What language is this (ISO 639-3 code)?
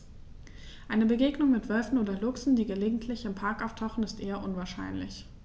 deu